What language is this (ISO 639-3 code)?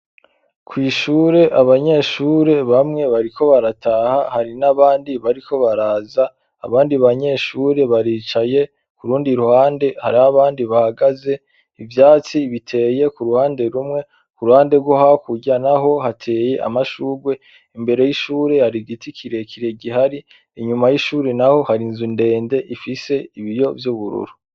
run